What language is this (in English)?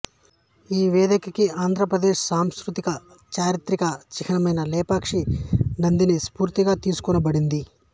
Telugu